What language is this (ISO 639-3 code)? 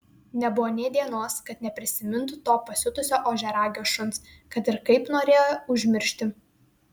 lit